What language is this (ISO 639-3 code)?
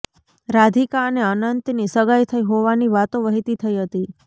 guj